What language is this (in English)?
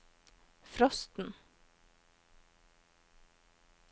Norwegian